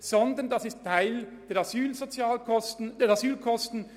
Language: Swiss German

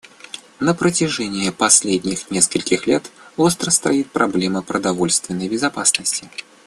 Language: Russian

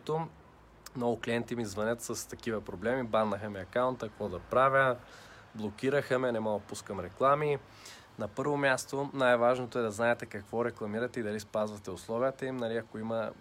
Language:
Bulgarian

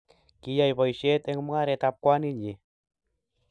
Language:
Kalenjin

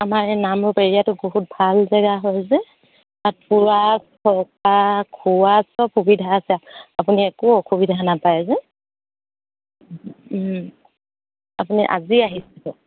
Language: Assamese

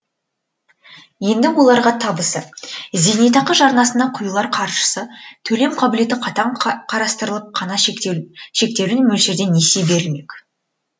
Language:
Kazakh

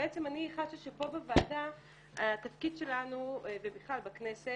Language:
Hebrew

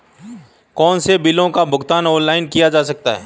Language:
Hindi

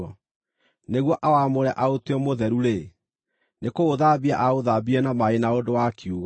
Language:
Kikuyu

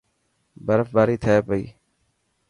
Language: Dhatki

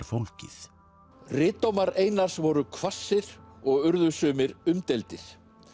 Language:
Icelandic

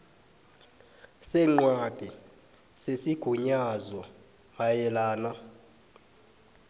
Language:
South Ndebele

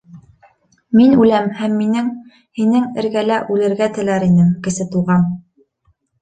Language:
Bashkir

